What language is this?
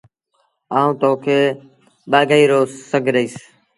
Sindhi Bhil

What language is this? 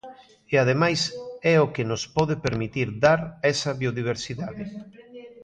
Galician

